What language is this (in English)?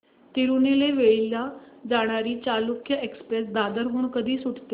Marathi